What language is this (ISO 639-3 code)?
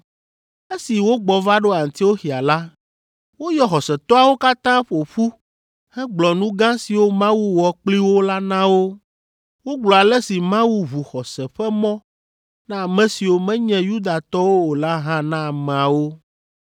ewe